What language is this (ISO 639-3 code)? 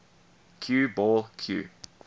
eng